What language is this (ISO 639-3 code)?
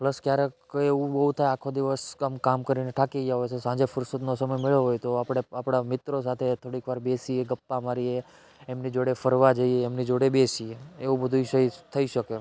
guj